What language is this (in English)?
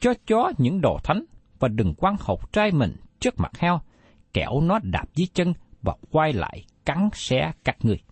Vietnamese